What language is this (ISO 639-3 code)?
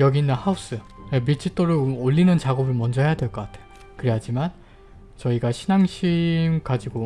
kor